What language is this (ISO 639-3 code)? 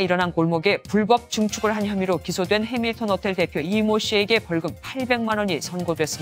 kor